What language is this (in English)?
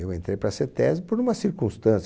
Portuguese